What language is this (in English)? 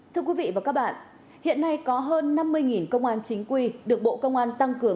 Vietnamese